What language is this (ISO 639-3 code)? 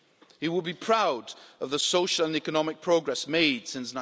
eng